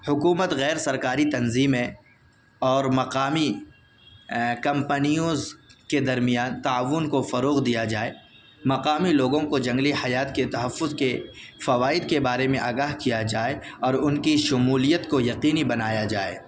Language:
Urdu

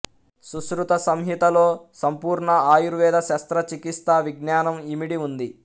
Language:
Telugu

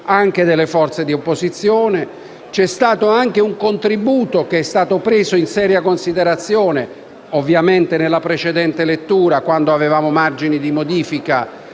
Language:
Italian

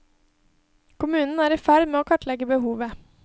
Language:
Norwegian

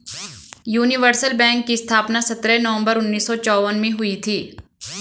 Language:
Hindi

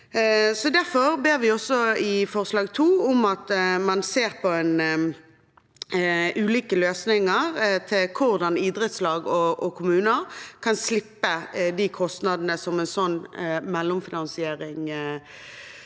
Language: Norwegian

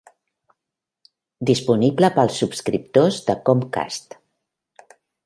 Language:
Catalan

